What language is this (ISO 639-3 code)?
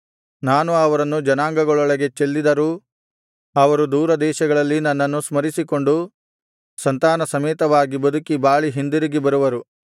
kan